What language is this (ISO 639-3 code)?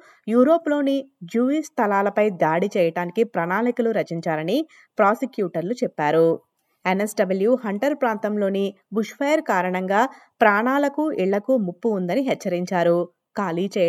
tel